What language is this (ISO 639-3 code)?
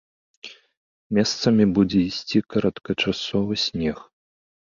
bel